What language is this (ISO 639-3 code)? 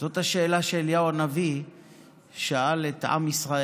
heb